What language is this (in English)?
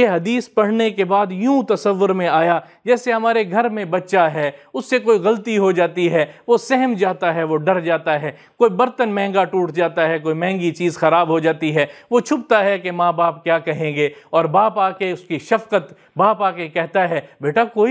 Arabic